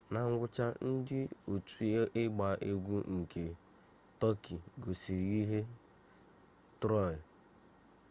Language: Igbo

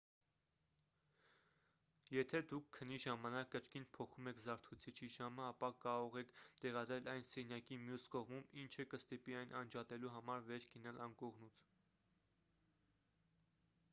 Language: Armenian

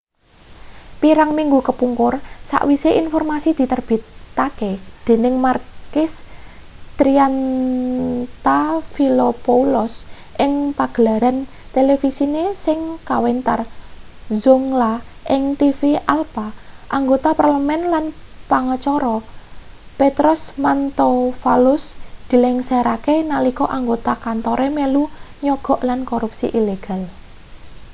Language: Javanese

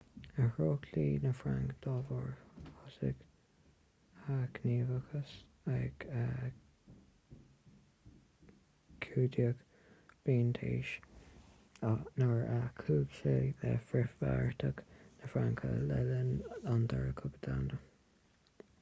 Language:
Irish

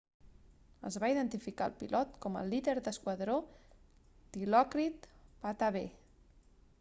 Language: Catalan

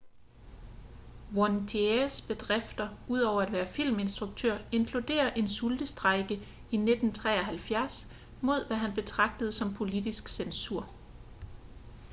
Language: Danish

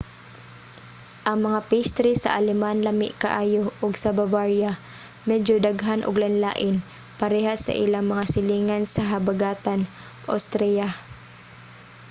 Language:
Cebuano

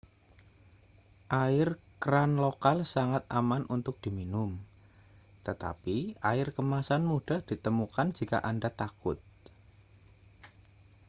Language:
Indonesian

